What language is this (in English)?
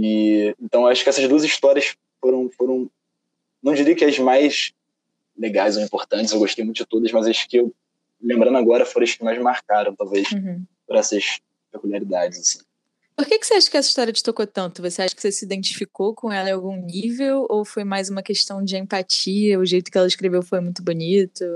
Portuguese